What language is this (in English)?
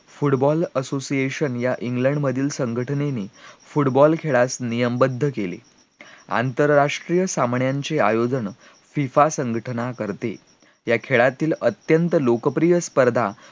Marathi